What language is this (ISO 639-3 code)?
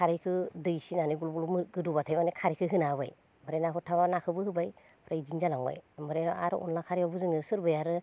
brx